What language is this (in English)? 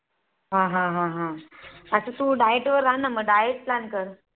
Marathi